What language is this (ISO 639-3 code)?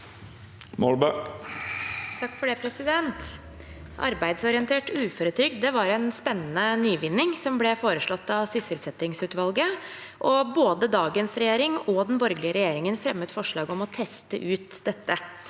nor